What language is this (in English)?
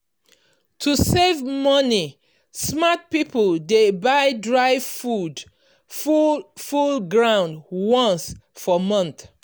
Nigerian Pidgin